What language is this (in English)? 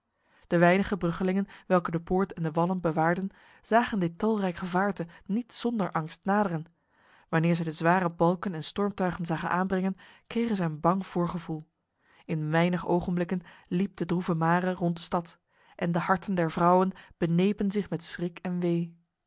Dutch